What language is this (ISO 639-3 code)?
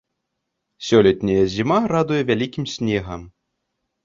bel